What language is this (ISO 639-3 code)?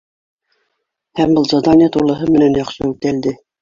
bak